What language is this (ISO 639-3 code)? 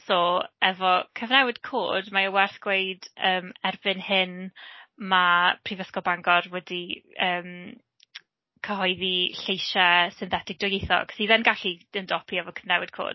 cym